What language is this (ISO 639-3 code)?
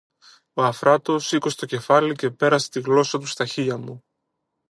ell